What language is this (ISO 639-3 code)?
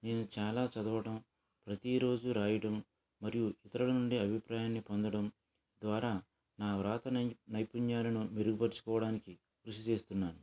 tel